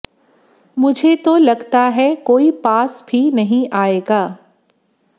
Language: Hindi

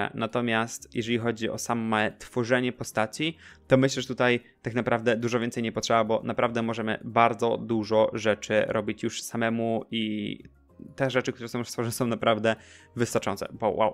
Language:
Polish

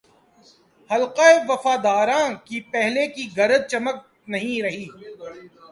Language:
Urdu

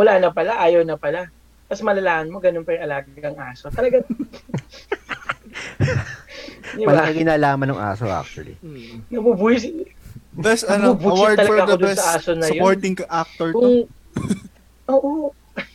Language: Filipino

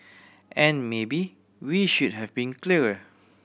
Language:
English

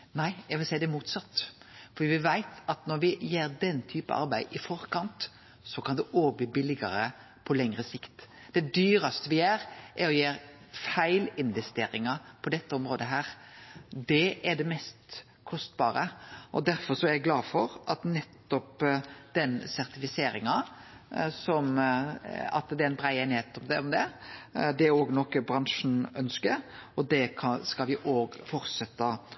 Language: Norwegian Nynorsk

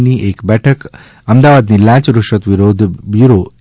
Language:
Gujarati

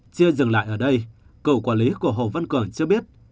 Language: Vietnamese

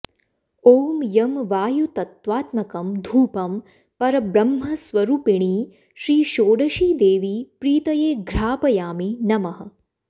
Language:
Sanskrit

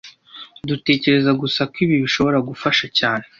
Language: Kinyarwanda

